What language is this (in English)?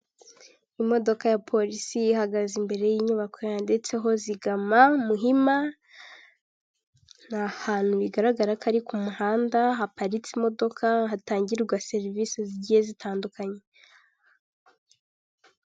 Kinyarwanda